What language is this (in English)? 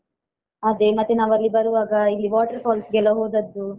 Kannada